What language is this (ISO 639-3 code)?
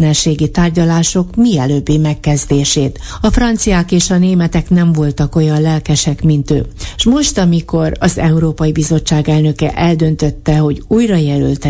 hun